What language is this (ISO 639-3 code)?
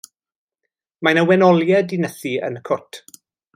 cym